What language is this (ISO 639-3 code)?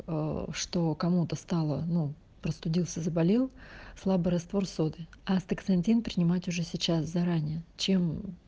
rus